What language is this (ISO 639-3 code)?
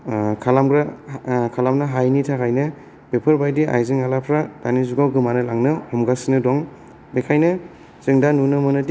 brx